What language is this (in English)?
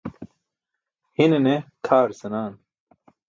Burushaski